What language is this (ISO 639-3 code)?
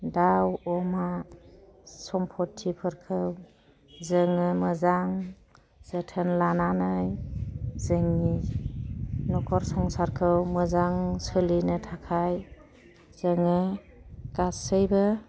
brx